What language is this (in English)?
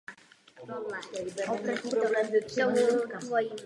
Czech